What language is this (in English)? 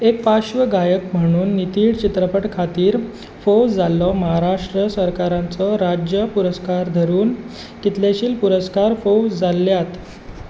Konkani